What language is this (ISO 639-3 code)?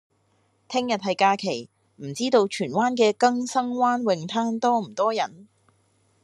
yue